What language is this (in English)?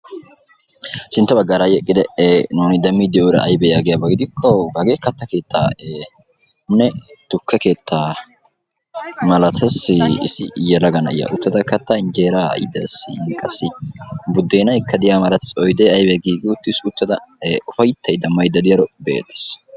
Wolaytta